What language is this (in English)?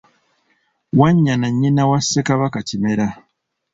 Ganda